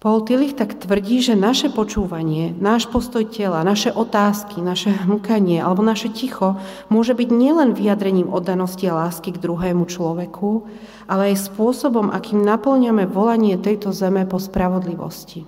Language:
Slovak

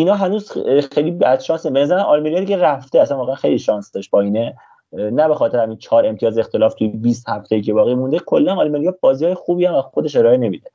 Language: Persian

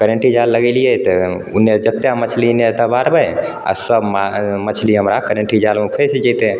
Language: Maithili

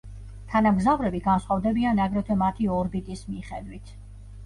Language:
Georgian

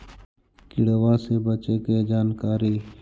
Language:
Magahi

